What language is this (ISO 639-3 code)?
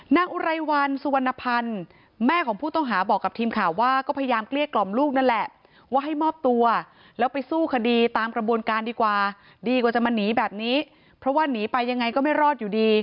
tha